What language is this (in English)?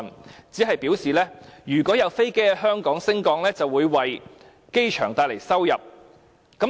Cantonese